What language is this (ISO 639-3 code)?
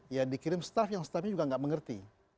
ind